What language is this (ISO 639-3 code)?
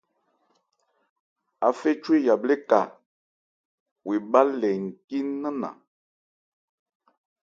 ebr